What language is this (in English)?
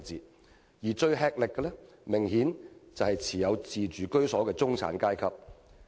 Cantonese